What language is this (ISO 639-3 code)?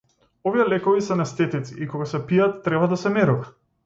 mkd